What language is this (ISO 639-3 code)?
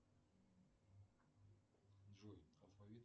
rus